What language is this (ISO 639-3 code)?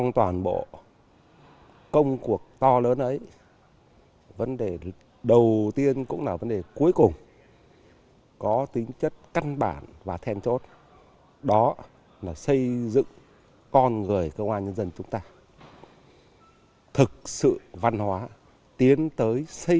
vie